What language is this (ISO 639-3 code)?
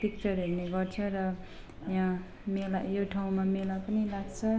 nep